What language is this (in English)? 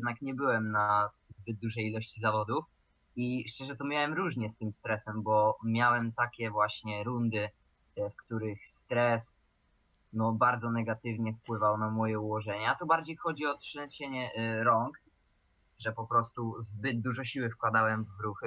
Polish